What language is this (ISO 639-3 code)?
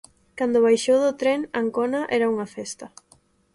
glg